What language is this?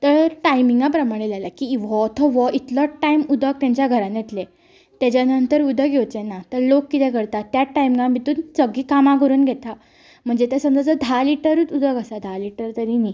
Konkani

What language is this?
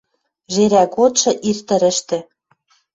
Western Mari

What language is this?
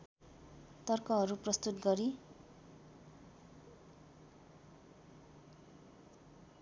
Nepali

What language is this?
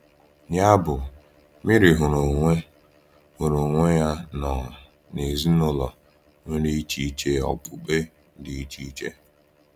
Igbo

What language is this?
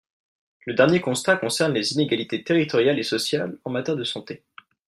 French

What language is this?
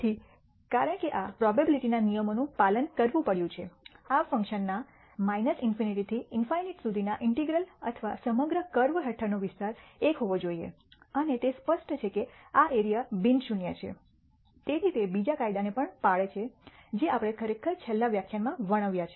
Gujarati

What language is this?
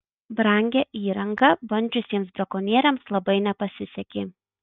Lithuanian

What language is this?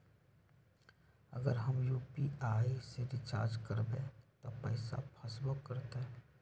Magahi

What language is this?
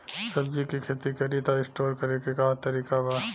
Bhojpuri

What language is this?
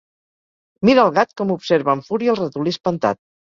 Catalan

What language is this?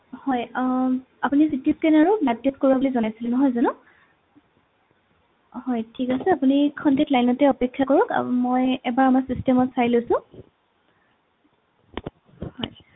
Assamese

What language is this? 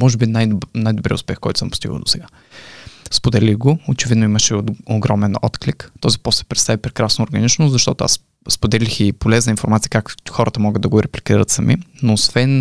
Bulgarian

